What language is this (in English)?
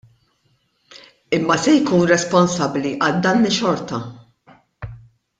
Maltese